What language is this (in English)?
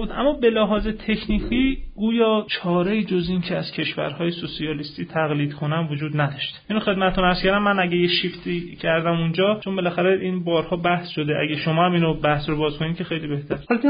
Persian